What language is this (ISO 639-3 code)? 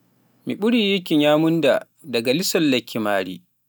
fuf